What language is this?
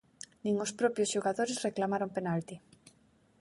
Galician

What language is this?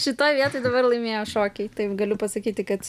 Lithuanian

